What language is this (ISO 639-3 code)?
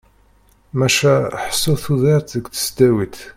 kab